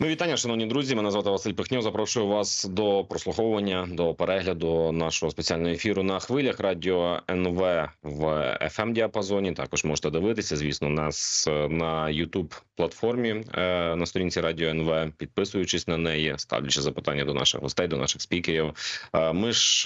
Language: Ukrainian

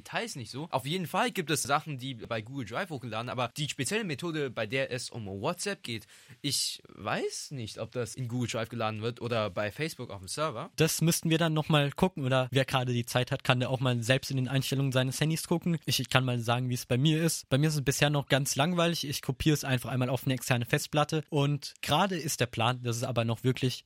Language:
German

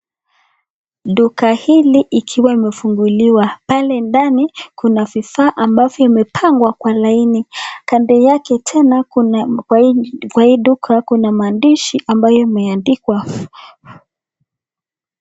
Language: Swahili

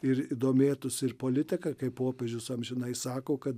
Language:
Lithuanian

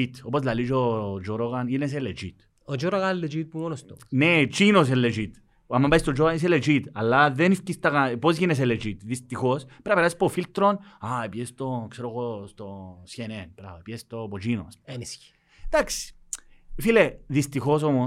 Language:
Greek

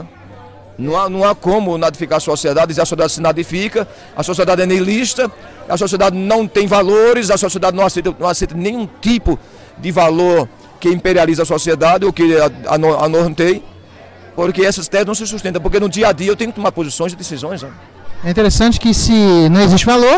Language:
Portuguese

